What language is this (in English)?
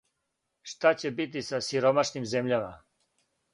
Serbian